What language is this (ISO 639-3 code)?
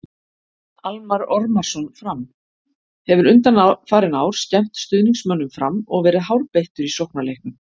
isl